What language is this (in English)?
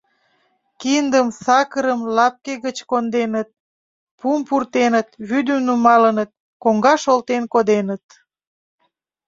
Mari